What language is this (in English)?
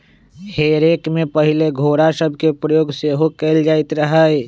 Magahi